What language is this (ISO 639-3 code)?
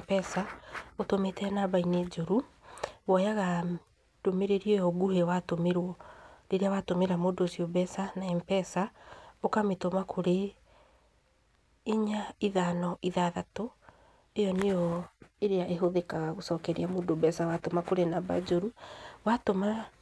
kik